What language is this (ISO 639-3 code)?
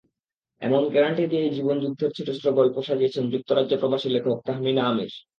ben